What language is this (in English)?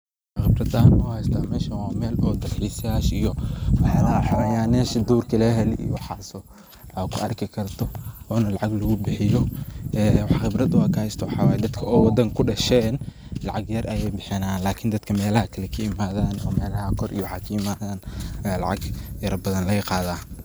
Somali